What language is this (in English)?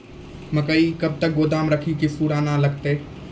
Maithili